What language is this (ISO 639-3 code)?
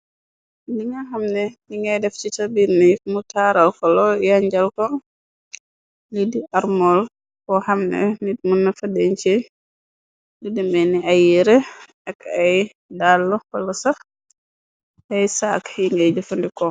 wol